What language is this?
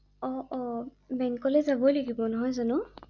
Assamese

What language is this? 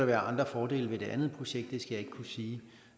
Danish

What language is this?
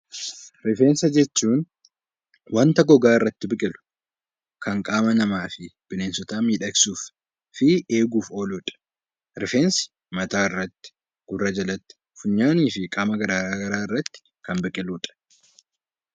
Oromo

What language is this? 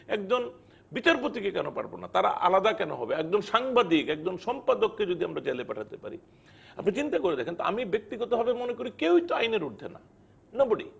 Bangla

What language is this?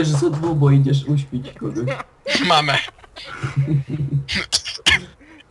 Polish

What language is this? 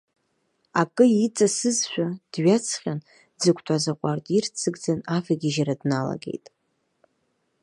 Abkhazian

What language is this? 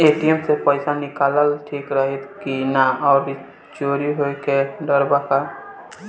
Bhojpuri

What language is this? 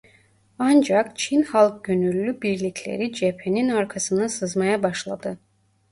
Turkish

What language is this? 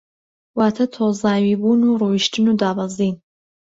Central Kurdish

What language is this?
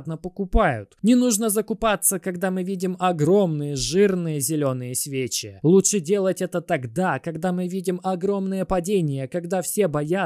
Russian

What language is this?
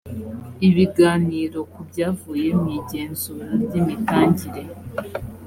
Kinyarwanda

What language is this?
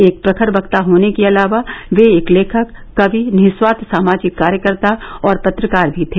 Hindi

